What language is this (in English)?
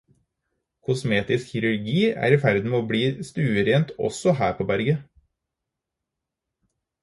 Norwegian Bokmål